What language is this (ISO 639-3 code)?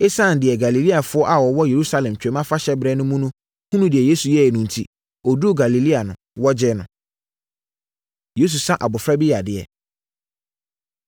aka